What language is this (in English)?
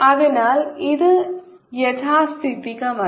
Malayalam